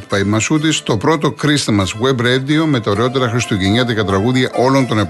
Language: Greek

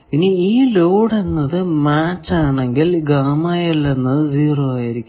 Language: Malayalam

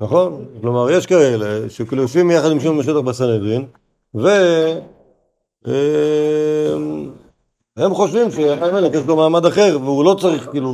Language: Hebrew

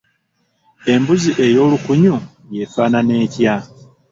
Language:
Ganda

